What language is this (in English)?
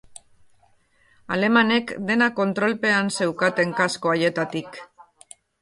Basque